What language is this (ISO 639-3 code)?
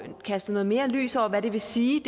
dan